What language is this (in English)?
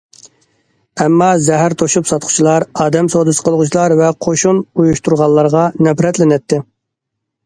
Uyghur